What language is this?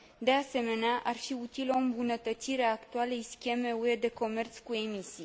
Romanian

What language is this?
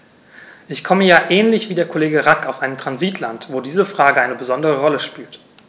German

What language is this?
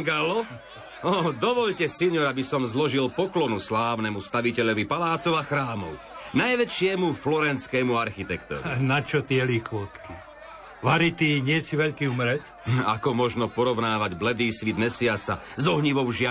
Slovak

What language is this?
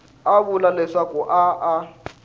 Tsonga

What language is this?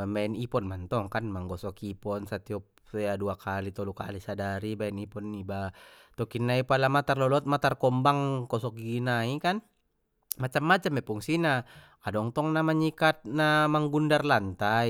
Batak Mandailing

